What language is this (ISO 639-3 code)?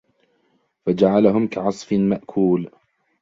ara